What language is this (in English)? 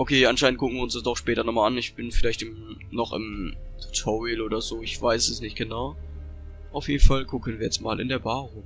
German